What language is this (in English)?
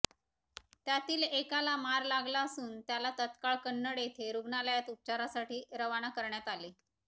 Marathi